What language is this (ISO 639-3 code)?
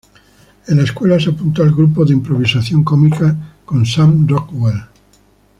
spa